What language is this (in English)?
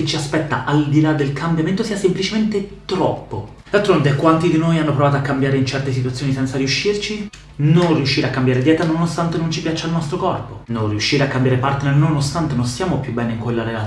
Italian